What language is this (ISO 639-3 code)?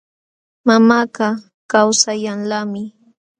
qxw